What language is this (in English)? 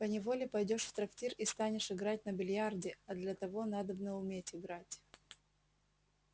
Russian